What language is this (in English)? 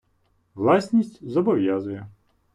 Ukrainian